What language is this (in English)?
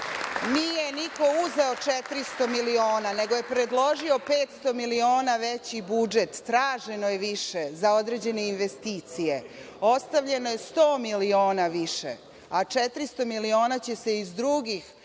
Serbian